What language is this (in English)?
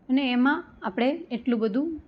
Gujarati